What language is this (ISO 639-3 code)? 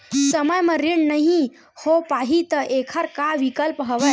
hne